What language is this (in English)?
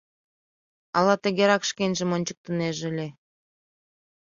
Mari